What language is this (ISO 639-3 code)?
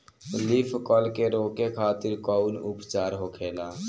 bho